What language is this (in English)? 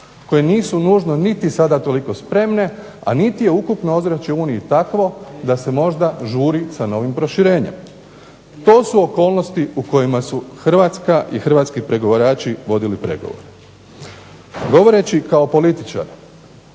Croatian